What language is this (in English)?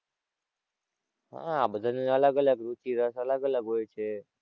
Gujarati